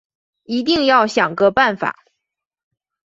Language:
Chinese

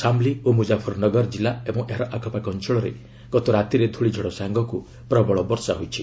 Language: Odia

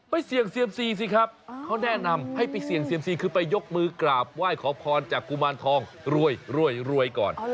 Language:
Thai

